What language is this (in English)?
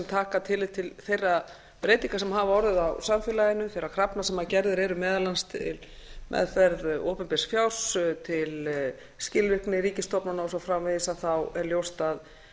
Icelandic